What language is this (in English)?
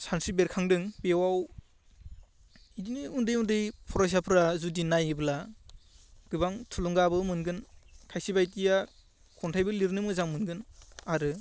Bodo